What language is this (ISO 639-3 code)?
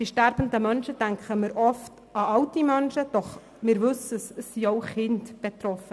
gsw